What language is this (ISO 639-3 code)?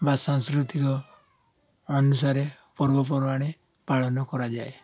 ori